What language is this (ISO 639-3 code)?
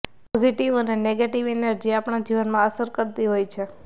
guj